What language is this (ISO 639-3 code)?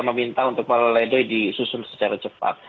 ind